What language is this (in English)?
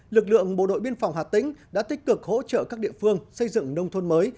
Vietnamese